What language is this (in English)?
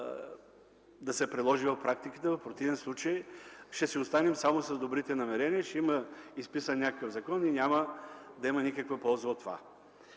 Bulgarian